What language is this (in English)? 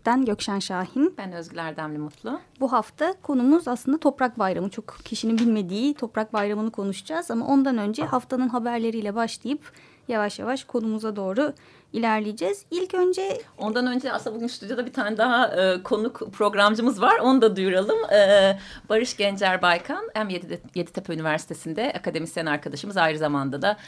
Turkish